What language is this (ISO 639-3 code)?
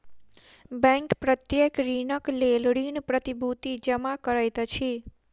mai